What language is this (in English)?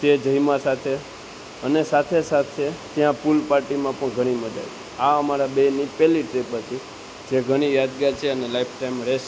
Gujarati